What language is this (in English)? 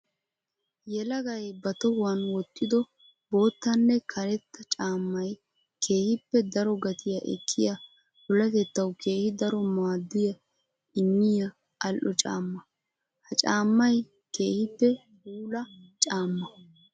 Wolaytta